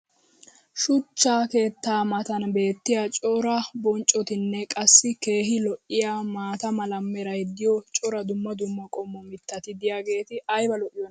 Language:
Wolaytta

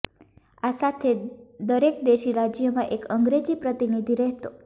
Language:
Gujarati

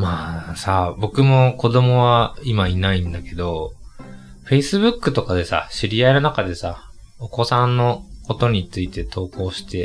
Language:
Japanese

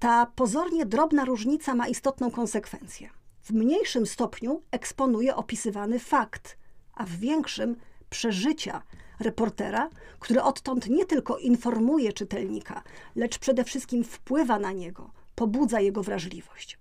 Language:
Polish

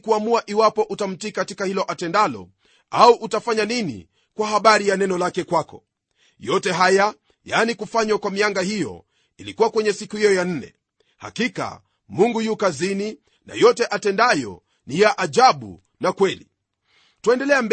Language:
Swahili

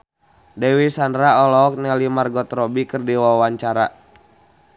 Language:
Sundanese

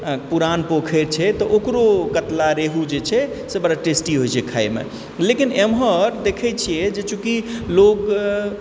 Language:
Maithili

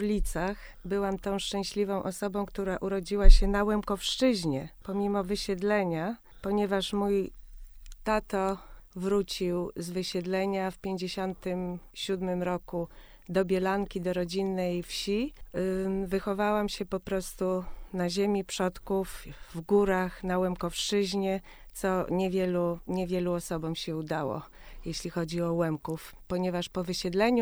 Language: Polish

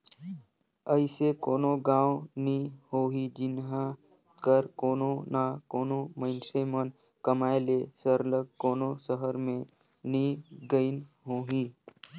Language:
Chhattisgarhi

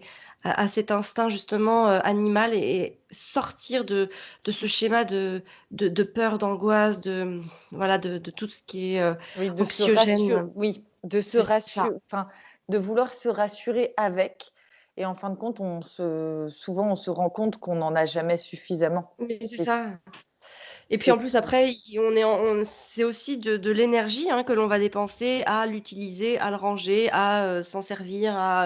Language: French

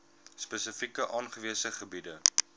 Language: Afrikaans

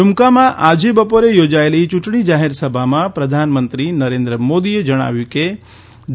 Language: Gujarati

